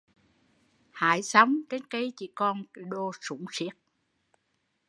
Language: Vietnamese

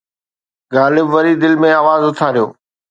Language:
Sindhi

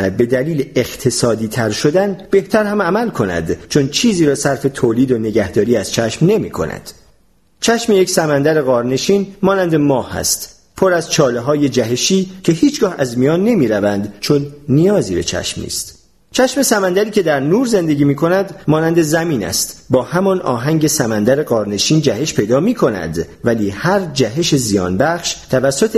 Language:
Persian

